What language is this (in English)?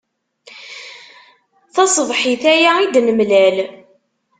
Kabyle